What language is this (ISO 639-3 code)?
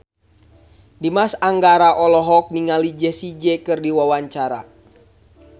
sun